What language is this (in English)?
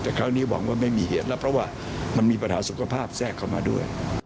Thai